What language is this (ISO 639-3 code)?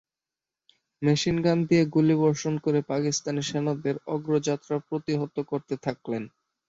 ben